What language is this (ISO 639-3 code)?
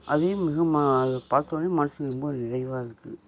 tam